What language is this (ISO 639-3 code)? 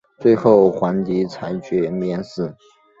zho